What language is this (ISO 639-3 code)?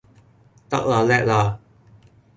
yue